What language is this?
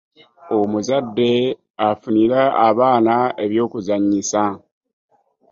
Ganda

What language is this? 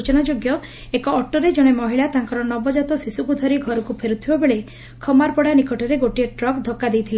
Odia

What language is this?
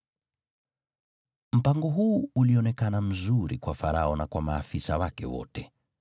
Swahili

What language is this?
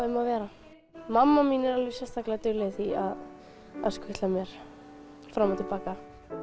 Icelandic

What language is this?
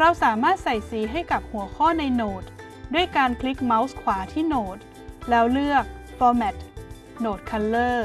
Thai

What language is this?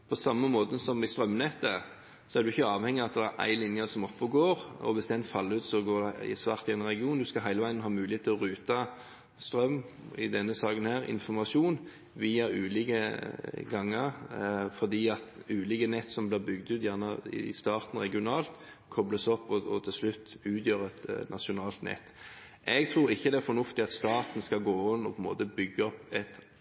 Norwegian Bokmål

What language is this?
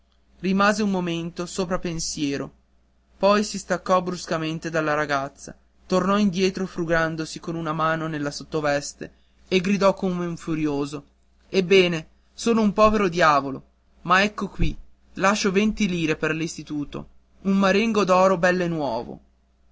Italian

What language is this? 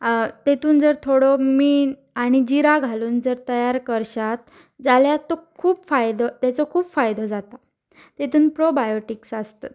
Konkani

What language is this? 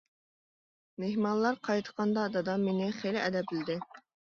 Uyghur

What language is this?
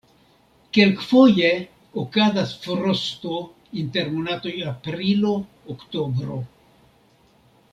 Esperanto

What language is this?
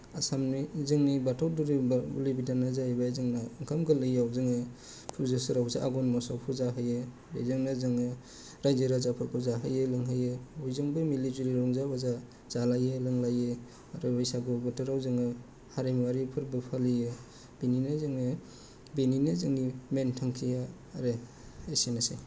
Bodo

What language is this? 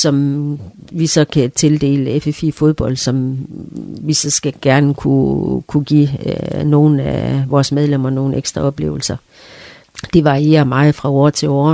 Danish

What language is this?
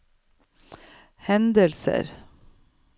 Norwegian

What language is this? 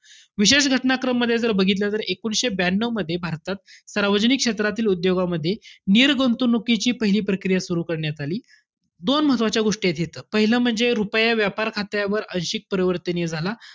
Marathi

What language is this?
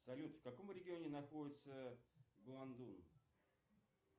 Russian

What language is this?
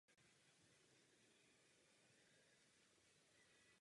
Czech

